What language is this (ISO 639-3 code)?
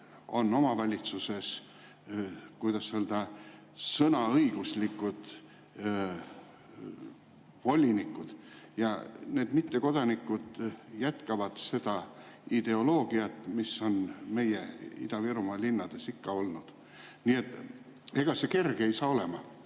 est